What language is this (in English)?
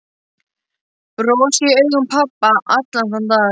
Icelandic